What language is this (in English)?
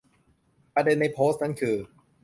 Thai